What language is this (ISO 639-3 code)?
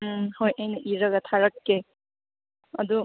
mni